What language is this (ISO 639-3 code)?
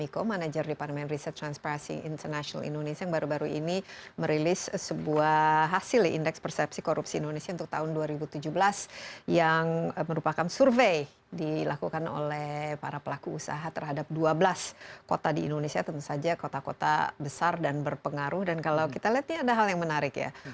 ind